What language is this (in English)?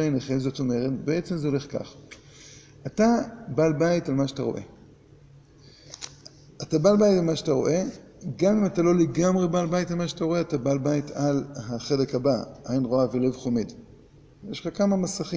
Hebrew